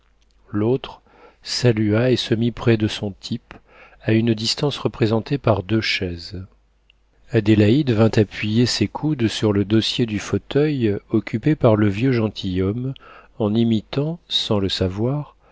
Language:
French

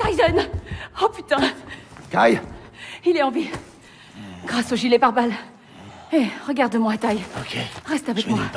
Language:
French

